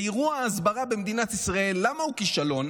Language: Hebrew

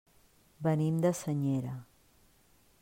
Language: Catalan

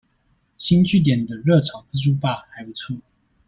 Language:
Chinese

